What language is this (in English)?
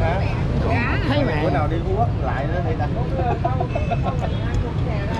Vietnamese